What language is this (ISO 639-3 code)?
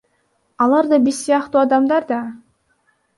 kir